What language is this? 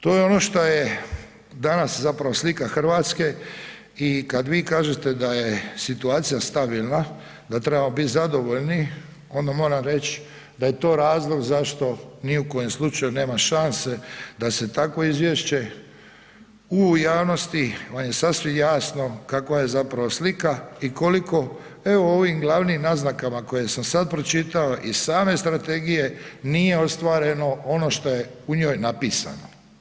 Croatian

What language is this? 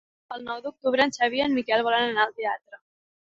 Catalan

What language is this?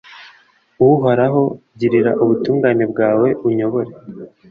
Kinyarwanda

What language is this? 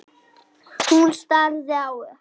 Icelandic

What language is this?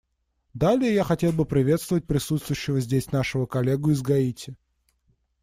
Russian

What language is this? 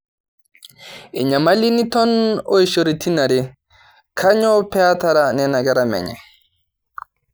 Masai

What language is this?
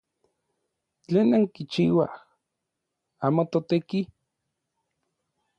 Orizaba Nahuatl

